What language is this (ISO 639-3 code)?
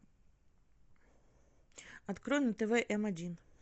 rus